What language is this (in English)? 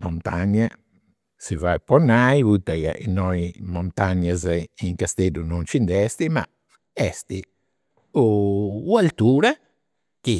Campidanese Sardinian